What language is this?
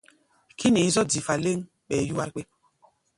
Gbaya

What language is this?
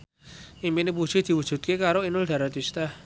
Javanese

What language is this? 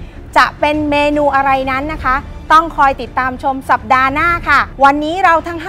Thai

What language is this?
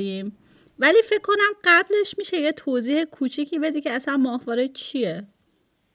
Persian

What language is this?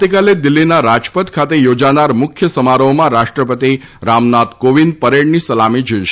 Gujarati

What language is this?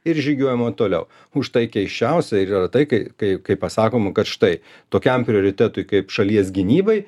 Lithuanian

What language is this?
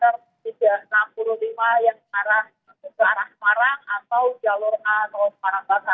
Indonesian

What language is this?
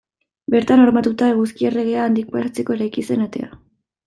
Basque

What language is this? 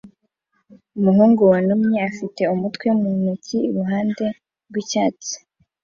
Kinyarwanda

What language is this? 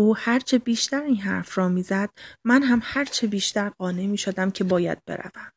Persian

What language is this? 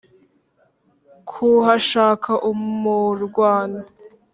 Kinyarwanda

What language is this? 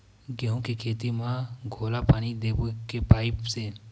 Chhattisgarhi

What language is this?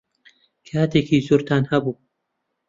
Central Kurdish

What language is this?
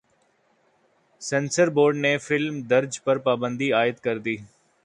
Urdu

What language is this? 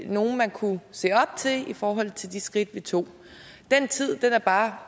Danish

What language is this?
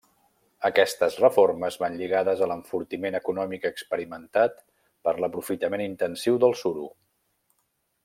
Catalan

